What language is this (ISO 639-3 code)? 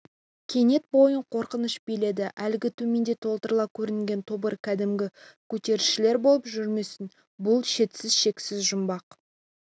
kaz